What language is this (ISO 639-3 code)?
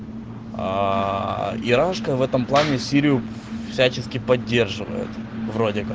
rus